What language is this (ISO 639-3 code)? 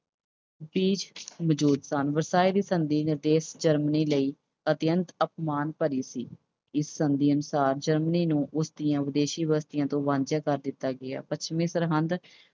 pan